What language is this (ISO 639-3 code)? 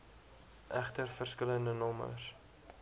afr